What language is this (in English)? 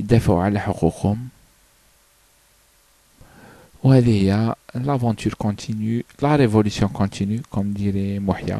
French